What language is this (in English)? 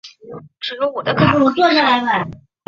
Chinese